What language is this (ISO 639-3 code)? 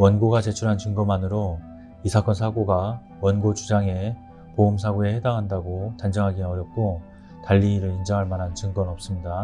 kor